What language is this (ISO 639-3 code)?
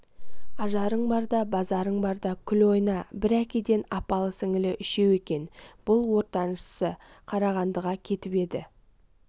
kaz